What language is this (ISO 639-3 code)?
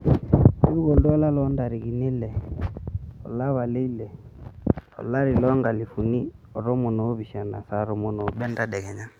mas